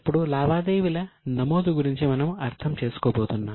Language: Telugu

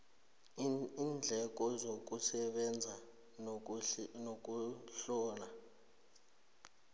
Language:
South Ndebele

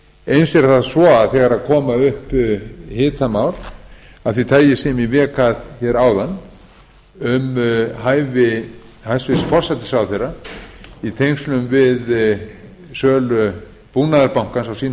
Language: Icelandic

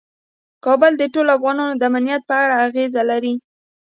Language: Pashto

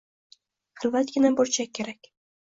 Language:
Uzbek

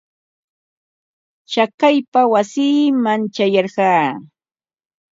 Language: Ambo-Pasco Quechua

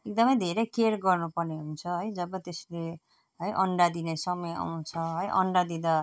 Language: Nepali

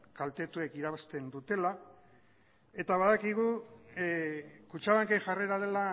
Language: Basque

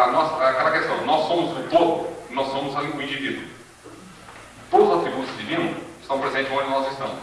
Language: Portuguese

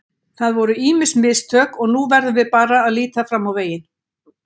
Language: Icelandic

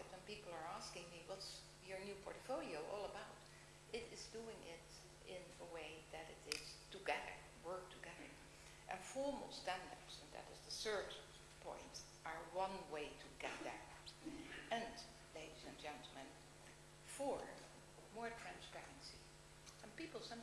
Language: English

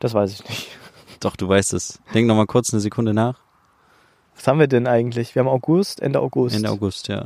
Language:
German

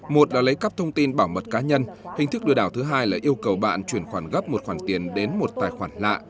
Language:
Vietnamese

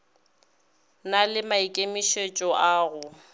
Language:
Northern Sotho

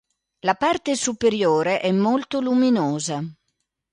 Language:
Italian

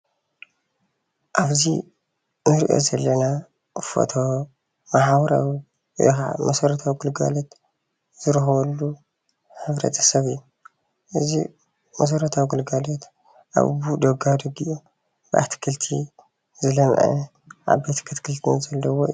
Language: Tigrinya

